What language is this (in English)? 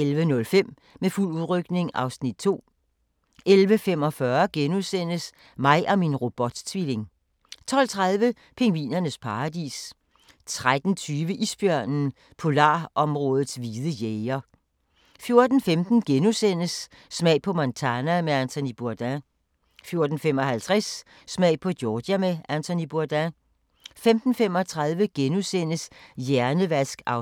Danish